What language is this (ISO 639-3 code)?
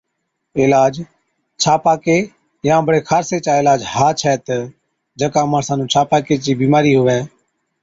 odk